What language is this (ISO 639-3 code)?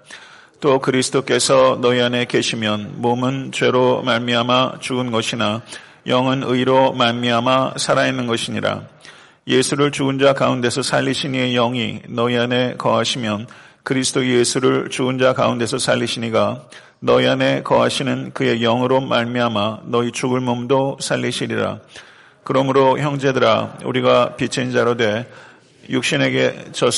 kor